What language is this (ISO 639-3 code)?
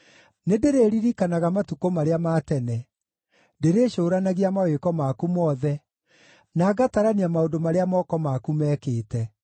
kik